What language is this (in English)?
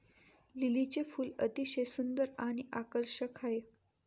Marathi